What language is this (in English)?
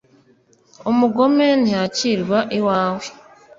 Kinyarwanda